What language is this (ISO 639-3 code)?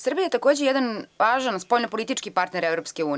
srp